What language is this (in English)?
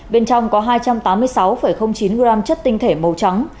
Vietnamese